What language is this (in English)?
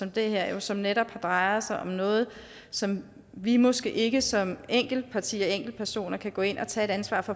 Danish